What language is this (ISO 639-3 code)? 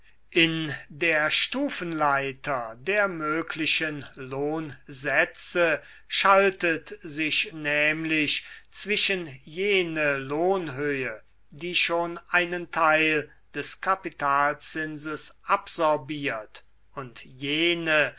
deu